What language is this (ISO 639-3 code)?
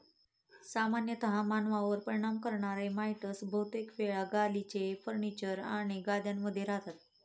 mar